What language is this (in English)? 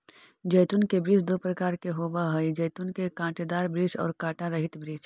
Magahi